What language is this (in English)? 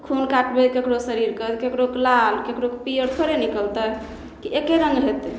Maithili